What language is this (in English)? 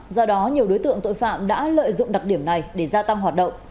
Vietnamese